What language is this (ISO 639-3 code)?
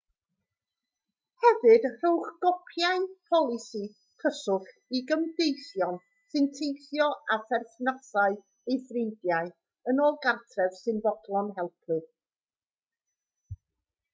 cym